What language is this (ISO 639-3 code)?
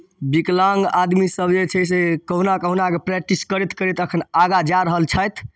mai